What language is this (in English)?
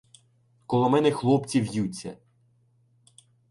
Ukrainian